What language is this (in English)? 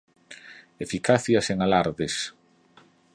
Galician